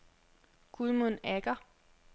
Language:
Danish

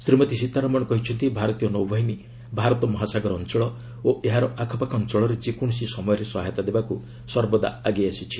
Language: Odia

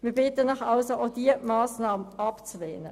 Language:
Swiss German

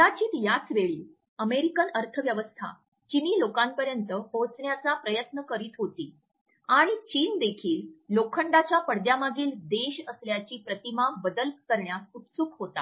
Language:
Marathi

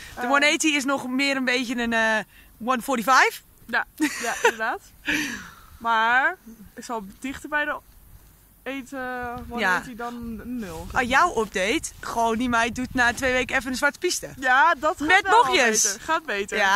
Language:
Dutch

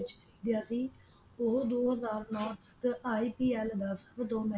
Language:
Punjabi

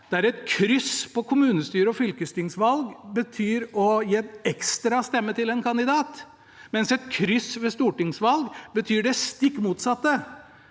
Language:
Norwegian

